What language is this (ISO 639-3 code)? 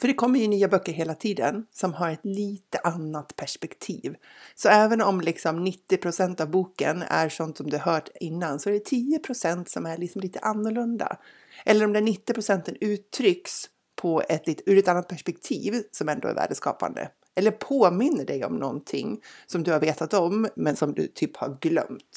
swe